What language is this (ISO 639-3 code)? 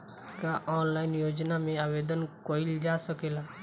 bho